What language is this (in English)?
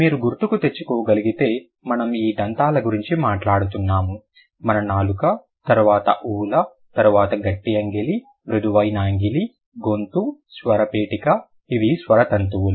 Telugu